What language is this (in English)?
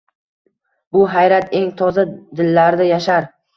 Uzbek